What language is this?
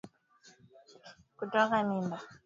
Swahili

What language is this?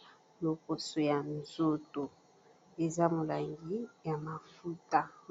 Lingala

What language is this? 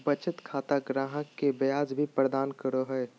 Magahi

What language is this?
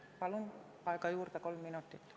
Estonian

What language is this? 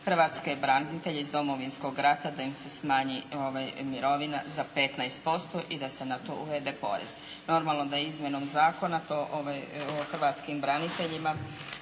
Croatian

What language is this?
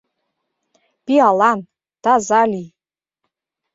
Mari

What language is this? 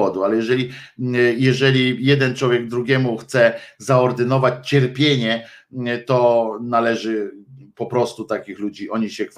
Polish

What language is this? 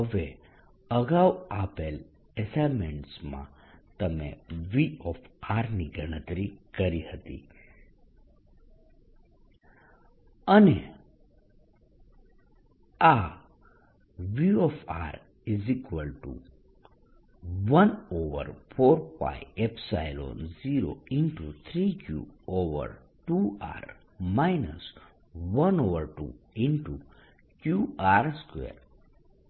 Gujarati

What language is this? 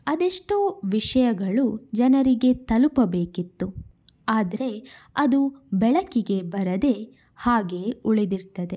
Kannada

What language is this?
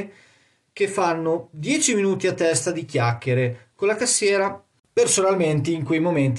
Italian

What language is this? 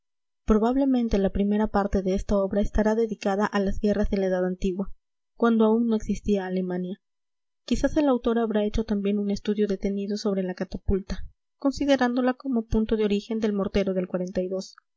Spanish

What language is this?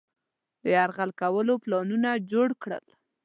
Pashto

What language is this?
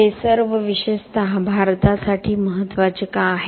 Marathi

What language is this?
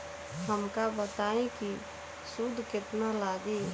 Bhojpuri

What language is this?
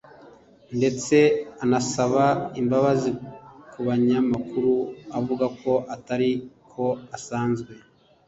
Kinyarwanda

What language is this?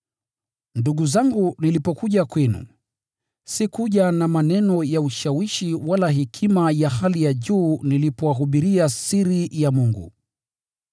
Swahili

